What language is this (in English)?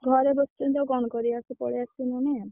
Odia